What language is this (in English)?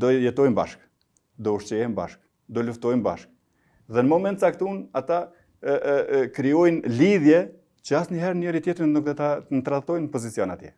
Romanian